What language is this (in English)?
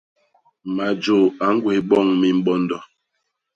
Basaa